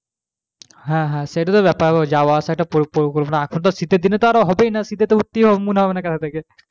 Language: Bangla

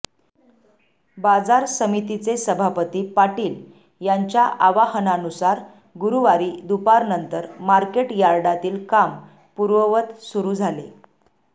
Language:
Marathi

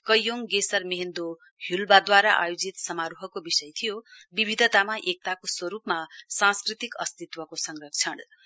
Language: Nepali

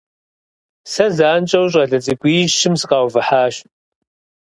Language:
Kabardian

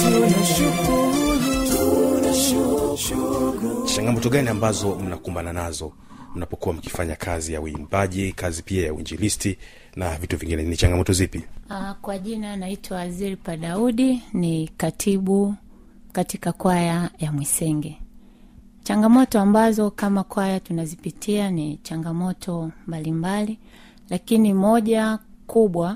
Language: Swahili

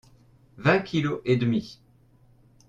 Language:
French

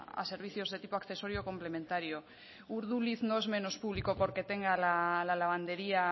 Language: Spanish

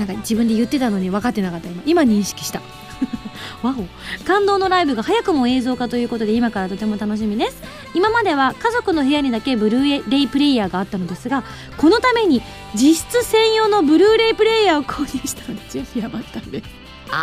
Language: Japanese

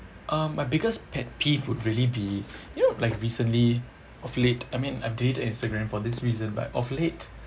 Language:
English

